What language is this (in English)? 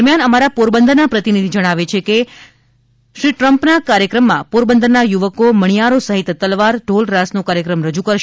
Gujarati